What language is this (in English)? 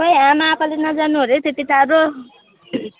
Nepali